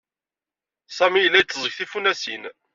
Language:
Kabyle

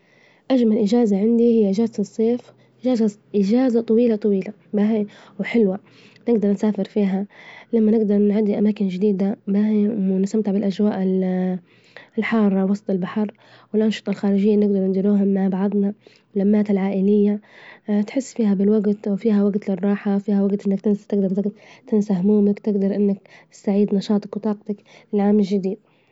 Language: Libyan Arabic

